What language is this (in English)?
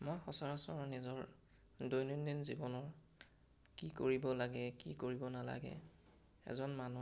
Assamese